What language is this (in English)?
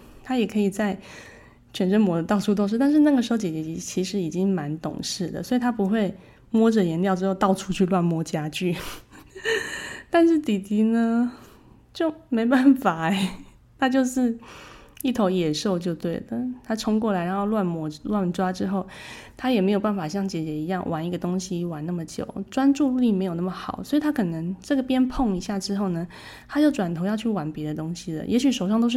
Chinese